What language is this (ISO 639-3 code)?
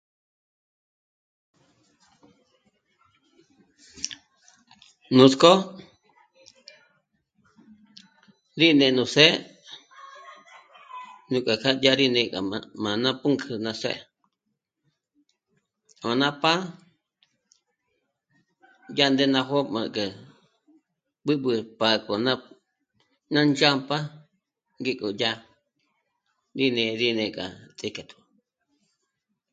mmc